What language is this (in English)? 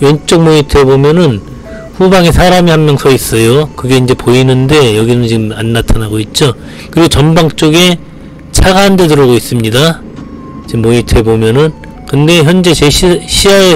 Korean